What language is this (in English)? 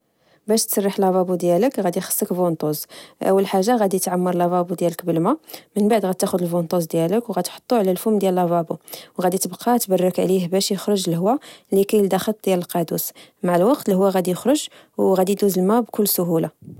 Moroccan Arabic